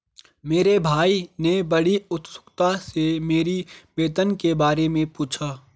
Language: Hindi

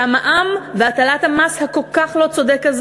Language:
Hebrew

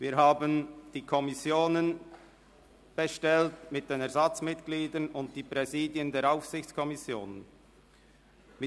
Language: Swiss German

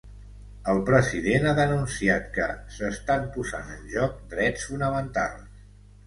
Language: Catalan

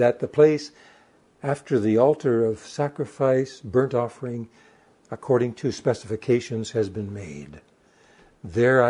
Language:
English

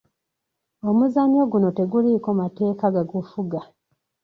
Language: Ganda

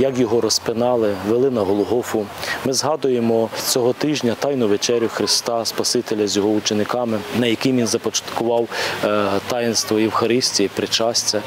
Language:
Ukrainian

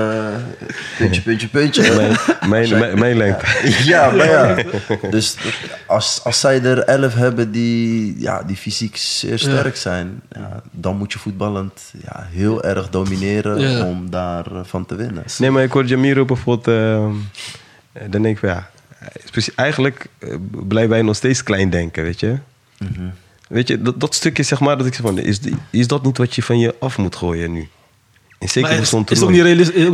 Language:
Dutch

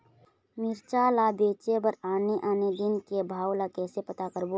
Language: Chhattisgarhi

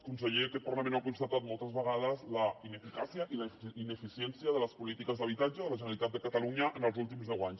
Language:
Catalan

